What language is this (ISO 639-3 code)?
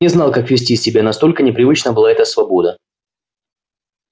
rus